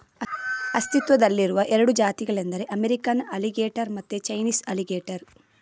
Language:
Kannada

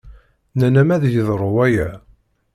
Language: Kabyle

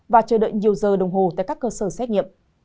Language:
Vietnamese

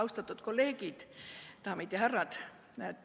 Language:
Estonian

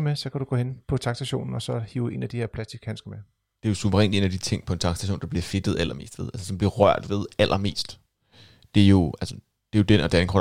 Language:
Danish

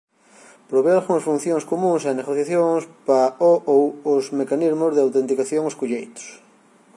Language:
Galician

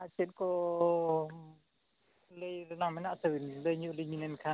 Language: Santali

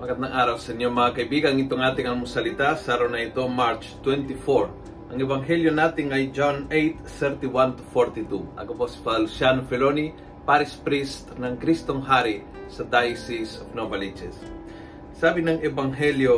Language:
Filipino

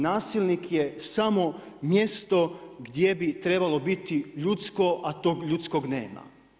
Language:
Croatian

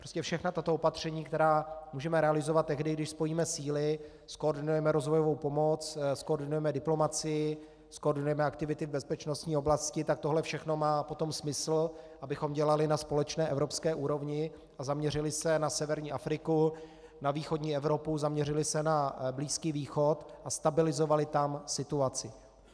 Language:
Czech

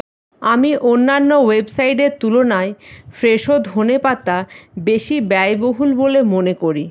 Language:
Bangla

